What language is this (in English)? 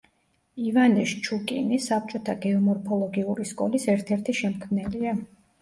Georgian